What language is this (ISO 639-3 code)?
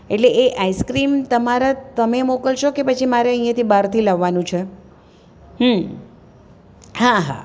guj